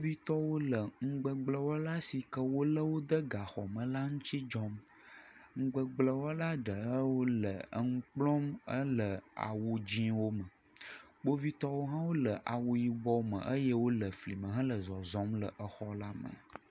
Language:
Ewe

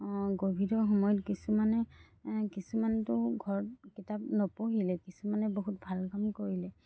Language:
Assamese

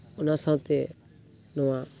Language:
Santali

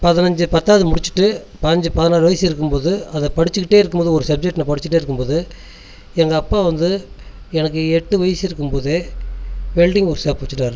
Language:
Tamil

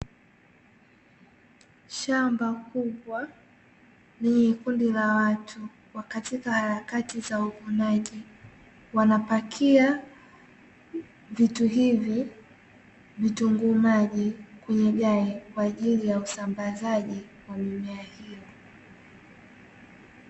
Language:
Swahili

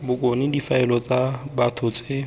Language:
Tswana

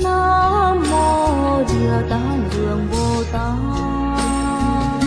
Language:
Vietnamese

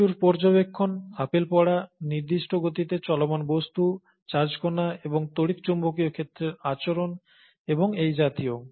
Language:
Bangla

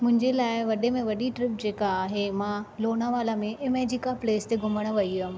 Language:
Sindhi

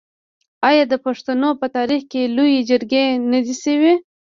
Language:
Pashto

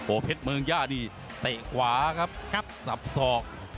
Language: Thai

